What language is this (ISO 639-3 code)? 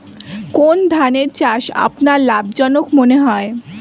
ben